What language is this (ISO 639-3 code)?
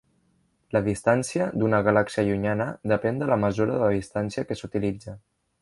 cat